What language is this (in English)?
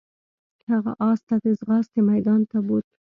Pashto